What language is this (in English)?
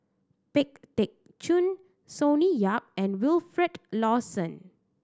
English